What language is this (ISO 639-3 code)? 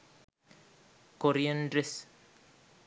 sin